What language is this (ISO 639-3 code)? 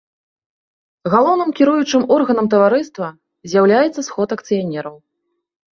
bel